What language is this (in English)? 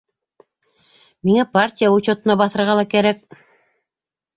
Bashkir